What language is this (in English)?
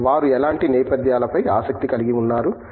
Telugu